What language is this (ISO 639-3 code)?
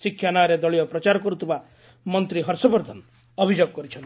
ori